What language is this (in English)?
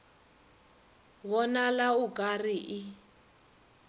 Northern Sotho